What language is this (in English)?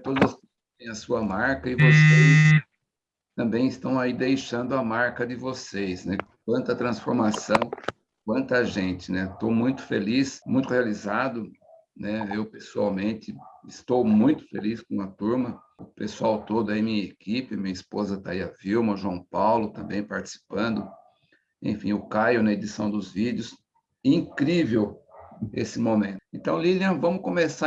Portuguese